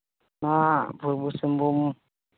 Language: Santali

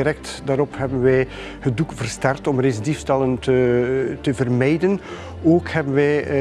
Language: Dutch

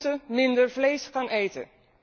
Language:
Dutch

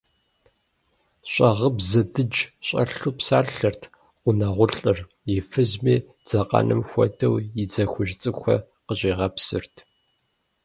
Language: Kabardian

